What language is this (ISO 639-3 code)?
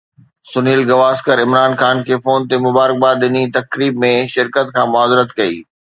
snd